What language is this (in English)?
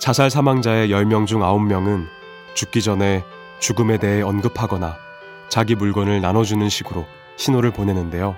Korean